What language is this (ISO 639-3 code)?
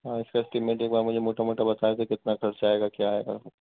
urd